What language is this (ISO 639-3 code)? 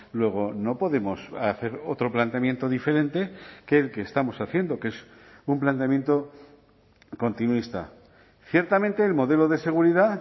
spa